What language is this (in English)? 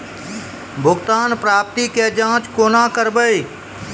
Maithili